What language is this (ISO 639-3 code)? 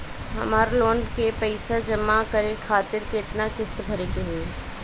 bho